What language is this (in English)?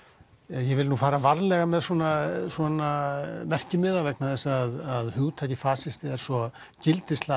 Icelandic